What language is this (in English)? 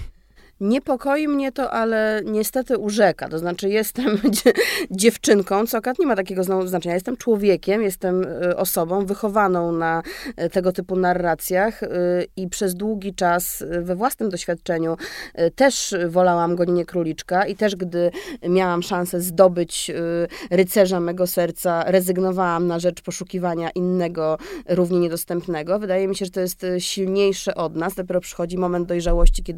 Polish